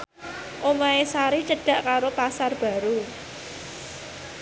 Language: Javanese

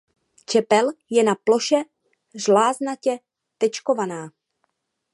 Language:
Czech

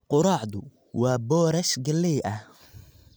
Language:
Somali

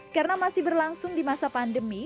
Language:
Indonesian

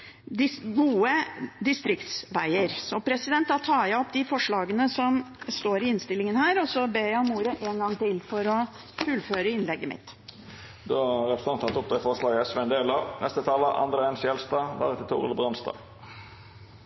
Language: Norwegian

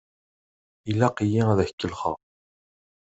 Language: Kabyle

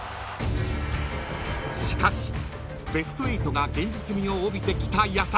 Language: Japanese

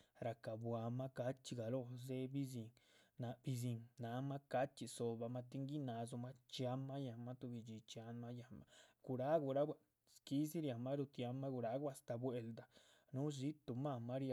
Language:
Chichicapan Zapotec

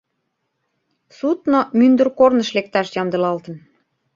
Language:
Mari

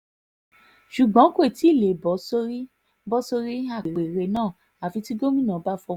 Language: Yoruba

